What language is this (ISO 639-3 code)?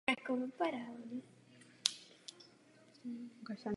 ces